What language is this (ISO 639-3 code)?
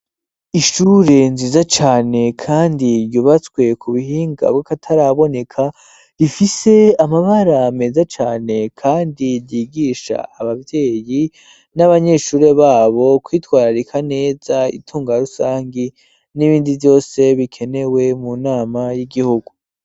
run